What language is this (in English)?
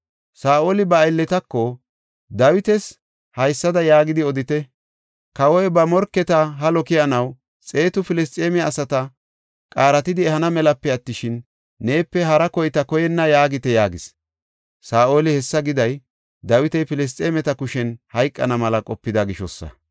Gofa